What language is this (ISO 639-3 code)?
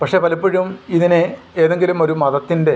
mal